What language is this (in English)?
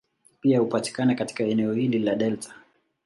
Swahili